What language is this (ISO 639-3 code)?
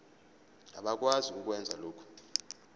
zul